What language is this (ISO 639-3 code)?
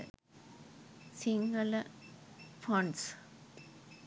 sin